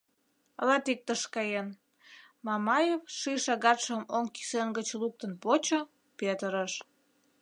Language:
Mari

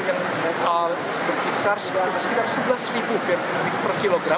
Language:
Indonesian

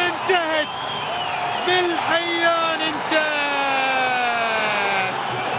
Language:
Arabic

